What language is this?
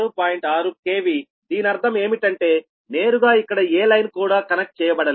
Telugu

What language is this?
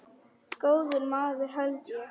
Icelandic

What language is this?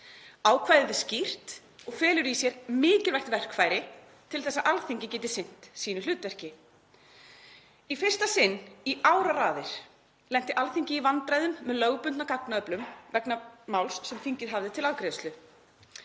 Icelandic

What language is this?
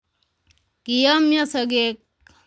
Kalenjin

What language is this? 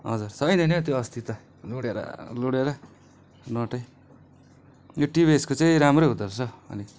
Nepali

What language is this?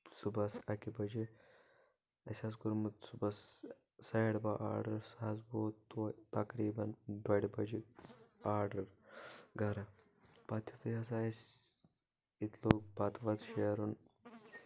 Kashmiri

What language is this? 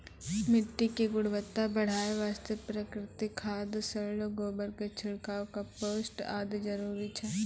Maithili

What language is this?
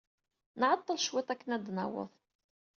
Kabyle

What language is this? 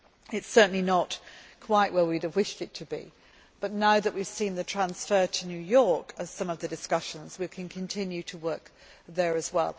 English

